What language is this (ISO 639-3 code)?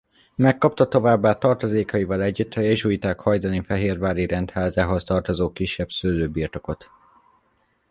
hun